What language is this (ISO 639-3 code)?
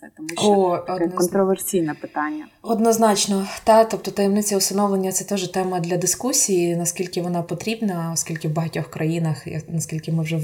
ukr